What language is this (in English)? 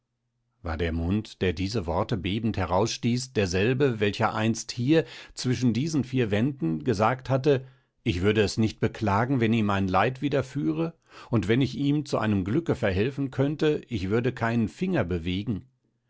German